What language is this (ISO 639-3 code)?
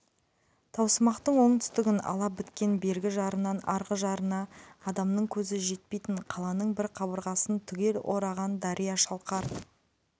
kaz